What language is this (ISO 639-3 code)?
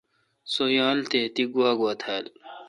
xka